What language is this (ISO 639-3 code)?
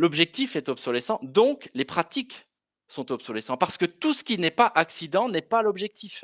fra